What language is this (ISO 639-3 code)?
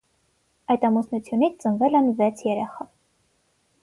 hye